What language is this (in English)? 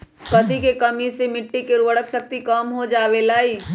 Magahi